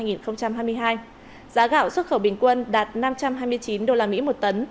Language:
Vietnamese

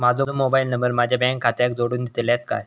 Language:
Marathi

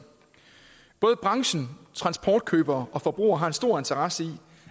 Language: Danish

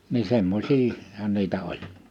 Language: Finnish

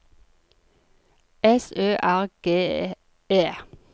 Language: Norwegian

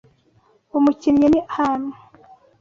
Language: Kinyarwanda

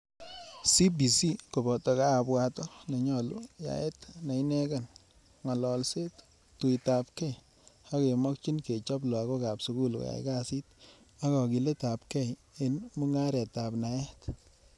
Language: Kalenjin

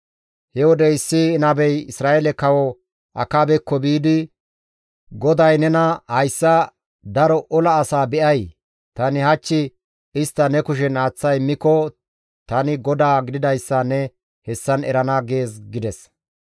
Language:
Gamo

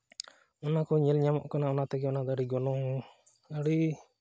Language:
Santali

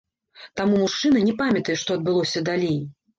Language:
Belarusian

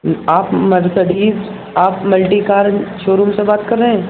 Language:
Urdu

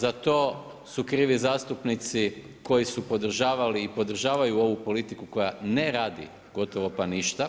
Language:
Croatian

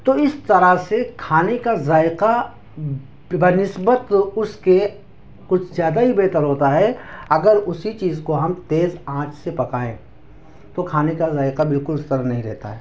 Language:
Urdu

